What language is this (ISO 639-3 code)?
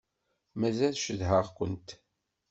kab